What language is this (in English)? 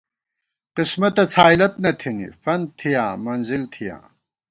Gawar-Bati